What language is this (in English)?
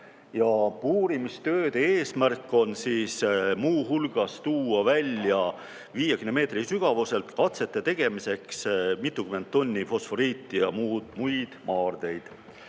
Estonian